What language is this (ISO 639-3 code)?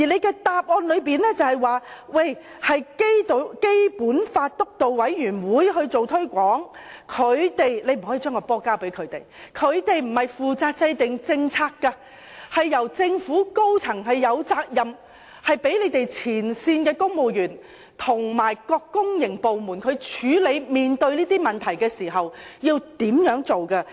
yue